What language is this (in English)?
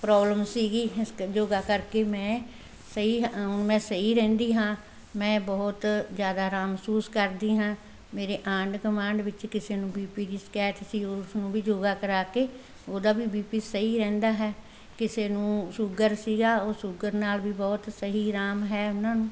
Punjabi